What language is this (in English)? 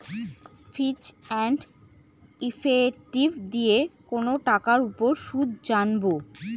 Bangla